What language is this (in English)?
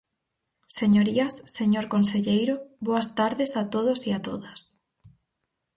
Galician